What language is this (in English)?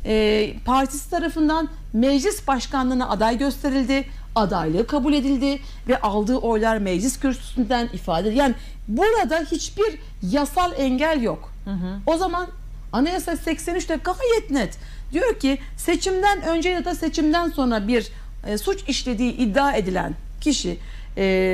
Turkish